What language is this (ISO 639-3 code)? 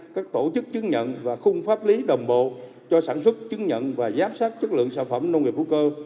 vie